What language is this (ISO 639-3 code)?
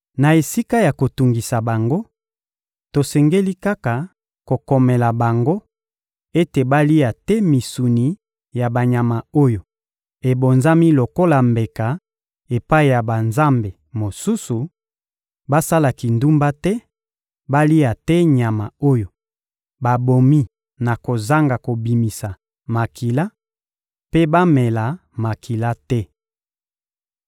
lin